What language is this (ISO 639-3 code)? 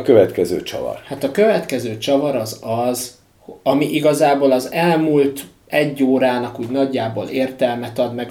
hun